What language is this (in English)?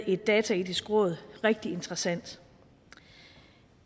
Danish